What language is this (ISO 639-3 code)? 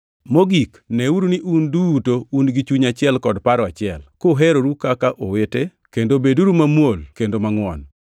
luo